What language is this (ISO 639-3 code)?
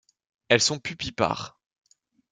fra